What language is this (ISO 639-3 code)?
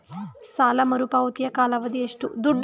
kan